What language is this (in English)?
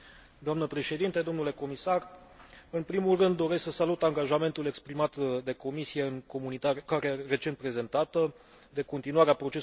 Romanian